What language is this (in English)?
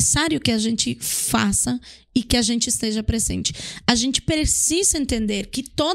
Portuguese